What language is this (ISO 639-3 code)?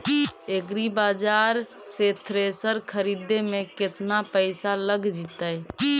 mag